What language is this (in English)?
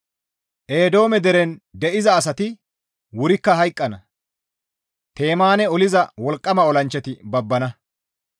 Gamo